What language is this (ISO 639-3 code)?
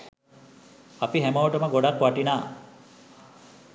sin